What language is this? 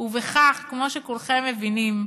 Hebrew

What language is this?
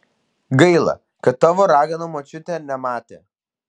Lithuanian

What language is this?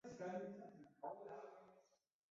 Chinese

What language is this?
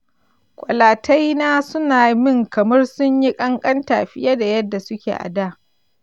Hausa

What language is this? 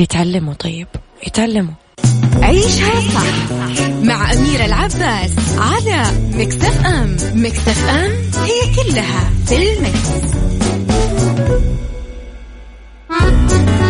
Arabic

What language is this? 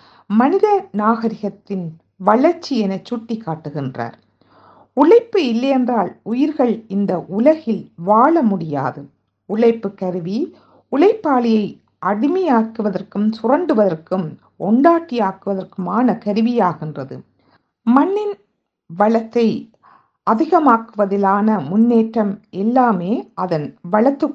Tamil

